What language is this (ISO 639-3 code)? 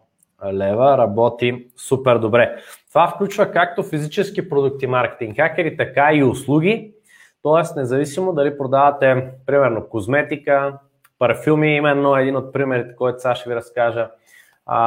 bul